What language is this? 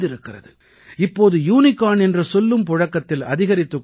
Tamil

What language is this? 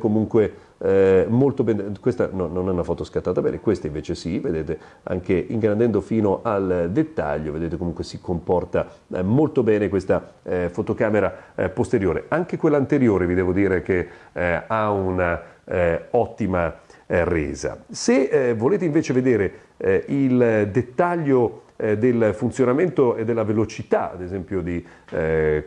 Italian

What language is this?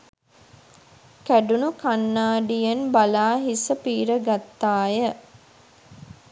Sinhala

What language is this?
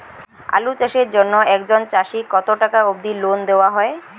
Bangla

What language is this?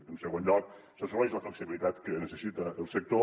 Catalan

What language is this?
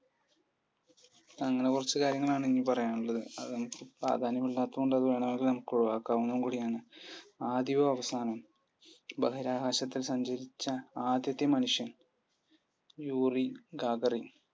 Malayalam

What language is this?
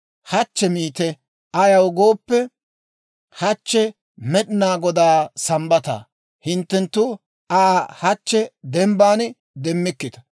Dawro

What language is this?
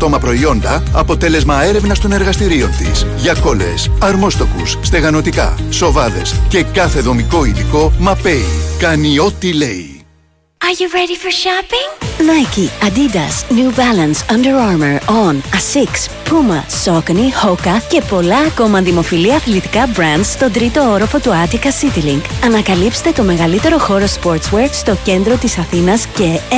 Greek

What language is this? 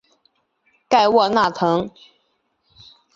Chinese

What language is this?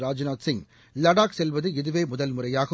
Tamil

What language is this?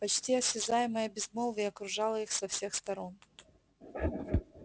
Russian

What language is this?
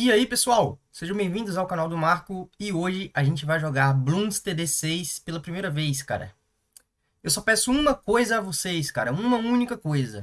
Portuguese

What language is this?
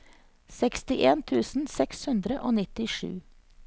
Norwegian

